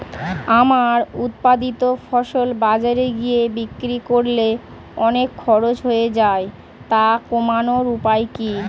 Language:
Bangla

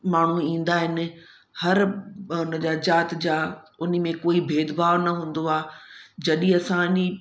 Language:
Sindhi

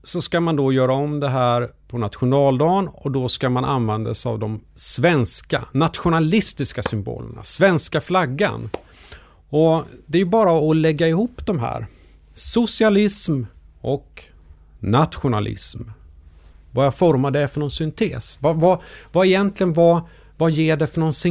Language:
Swedish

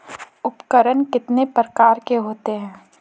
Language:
Hindi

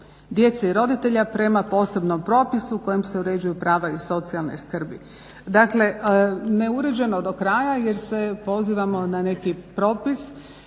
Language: Croatian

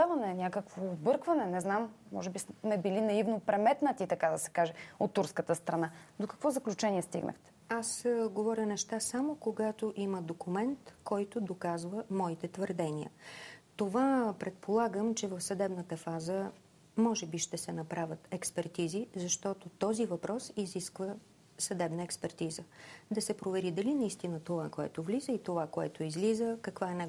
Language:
Bulgarian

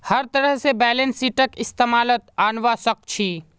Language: Magahi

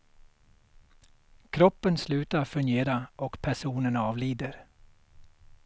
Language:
Swedish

